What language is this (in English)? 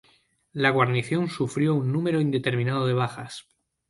Spanish